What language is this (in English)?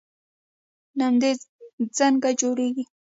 Pashto